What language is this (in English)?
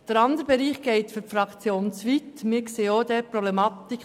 Swiss German